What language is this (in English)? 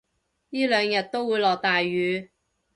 Cantonese